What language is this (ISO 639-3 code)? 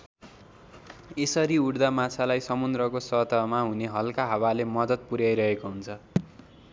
nep